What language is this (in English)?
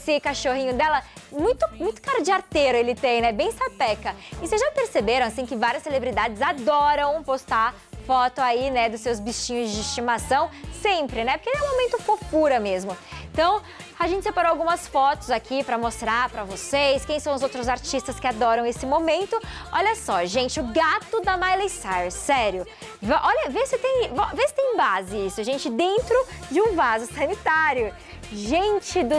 Portuguese